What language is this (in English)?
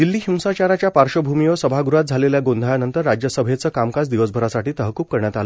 Marathi